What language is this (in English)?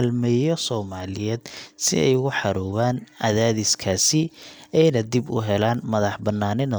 Somali